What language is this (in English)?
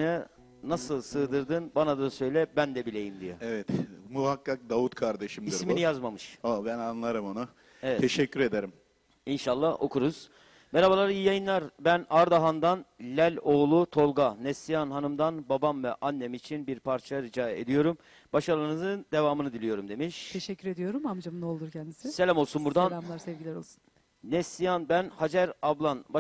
Turkish